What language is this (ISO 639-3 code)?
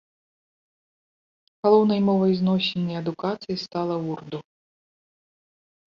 bel